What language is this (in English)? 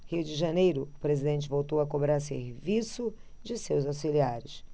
Portuguese